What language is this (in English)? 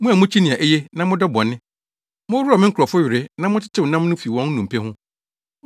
Akan